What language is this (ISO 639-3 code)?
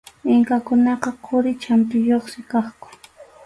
qxu